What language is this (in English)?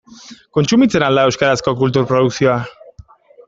Basque